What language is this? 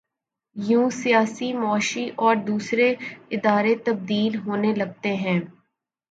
Urdu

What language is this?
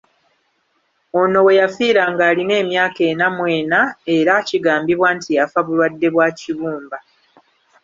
Ganda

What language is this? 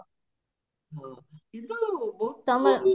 Odia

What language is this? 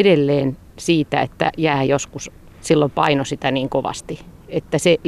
Finnish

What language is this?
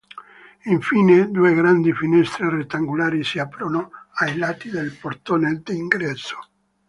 Italian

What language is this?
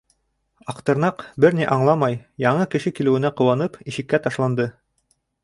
Bashkir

